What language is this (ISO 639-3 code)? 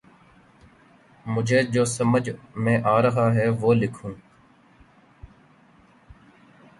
urd